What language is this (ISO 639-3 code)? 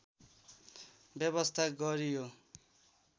nep